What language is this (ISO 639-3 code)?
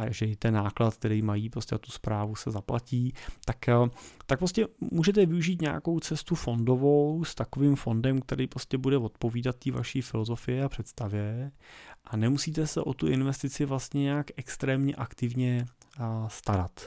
ces